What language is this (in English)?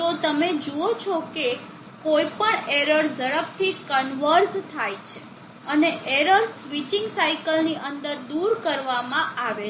Gujarati